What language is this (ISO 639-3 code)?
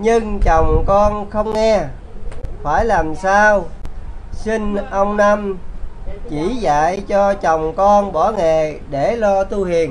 vie